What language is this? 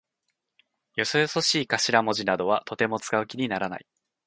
Japanese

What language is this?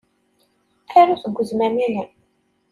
Kabyle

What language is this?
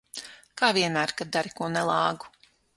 Latvian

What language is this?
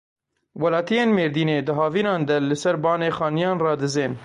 Kurdish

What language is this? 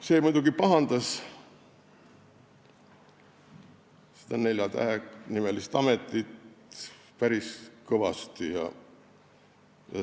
Estonian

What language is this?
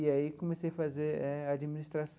Portuguese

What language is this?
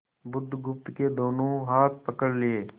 Hindi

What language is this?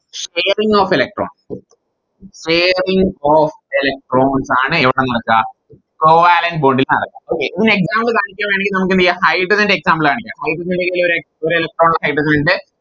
Malayalam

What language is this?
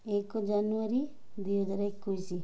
Odia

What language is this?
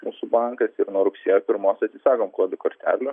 Lithuanian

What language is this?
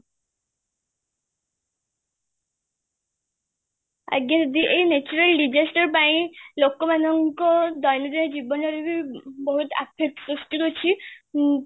Odia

